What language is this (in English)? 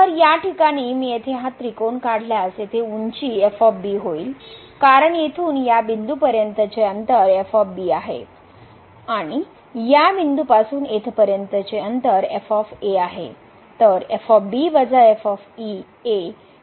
Marathi